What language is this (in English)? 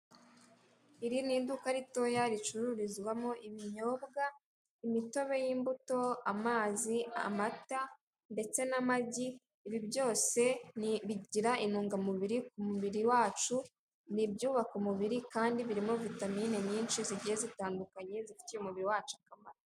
Kinyarwanda